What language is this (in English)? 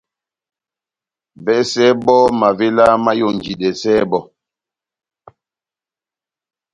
Batanga